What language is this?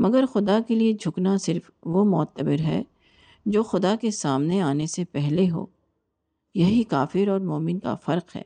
Urdu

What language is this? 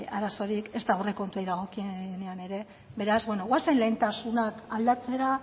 Basque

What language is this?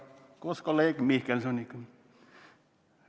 Estonian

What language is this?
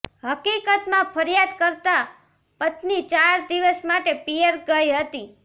Gujarati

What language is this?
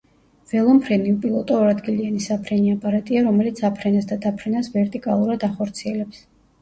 Georgian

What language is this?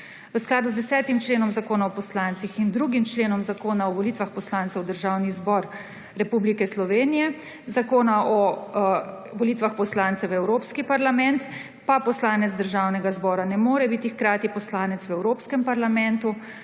Slovenian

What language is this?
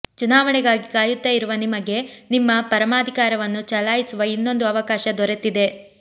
Kannada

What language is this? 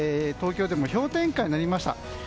Japanese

